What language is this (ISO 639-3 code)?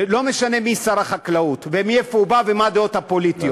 heb